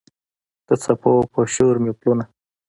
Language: Pashto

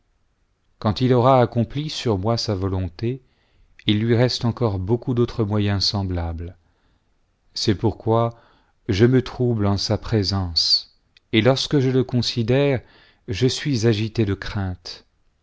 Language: French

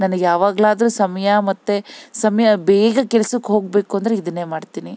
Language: Kannada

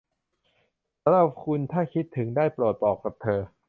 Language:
Thai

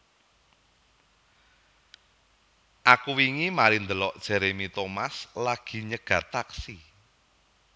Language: Javanese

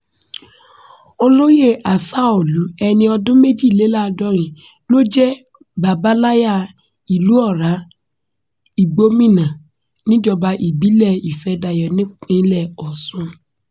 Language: Yoruba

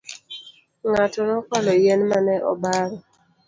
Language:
Luo (Kenya and Tanzania)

